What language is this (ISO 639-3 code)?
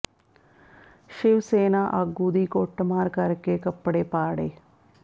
pan